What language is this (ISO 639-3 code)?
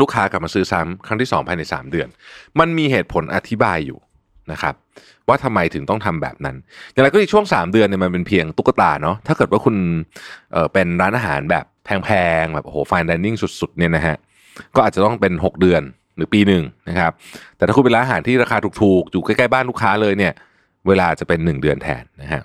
tha